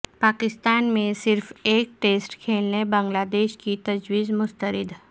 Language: Urdu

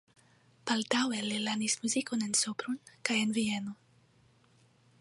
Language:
Esperanto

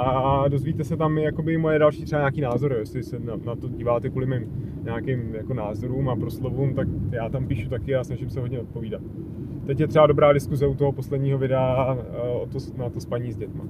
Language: Czech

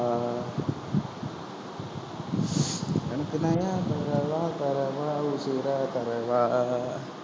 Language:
Tamil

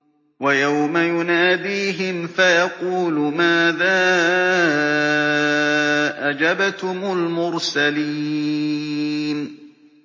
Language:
Arabic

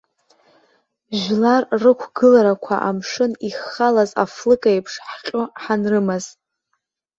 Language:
Abkhazian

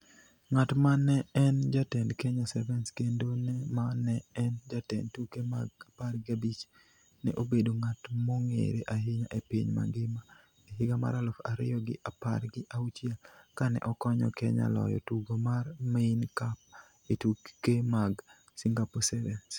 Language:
Luo (Kenya and Tanzania)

